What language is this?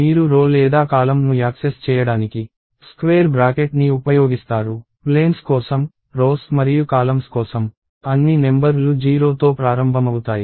Telugu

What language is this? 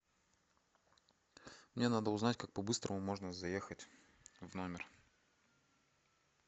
Russian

